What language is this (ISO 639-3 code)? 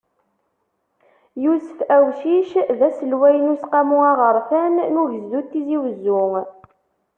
kab